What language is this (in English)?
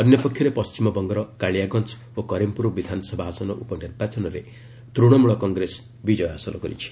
Odia